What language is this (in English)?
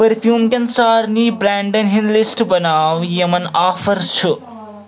Kashmiri